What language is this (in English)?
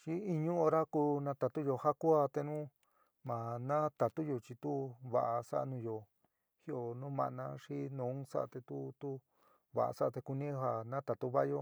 San Miguel El Grande Mixtec